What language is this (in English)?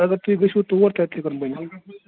Kashmiri